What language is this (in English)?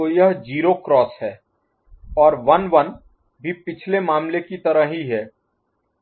Hindi